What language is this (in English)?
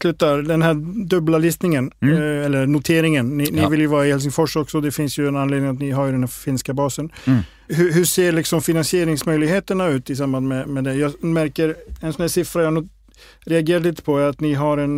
Swedish